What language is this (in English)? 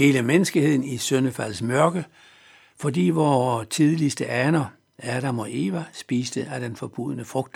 Danish